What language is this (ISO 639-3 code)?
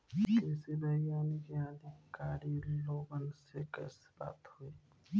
bho